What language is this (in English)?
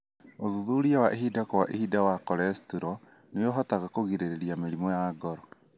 Kikuyu